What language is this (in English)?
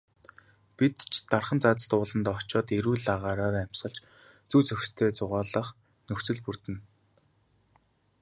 Mongolian